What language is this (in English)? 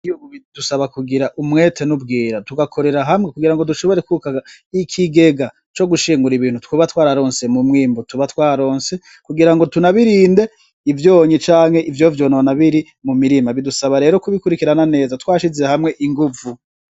Rundi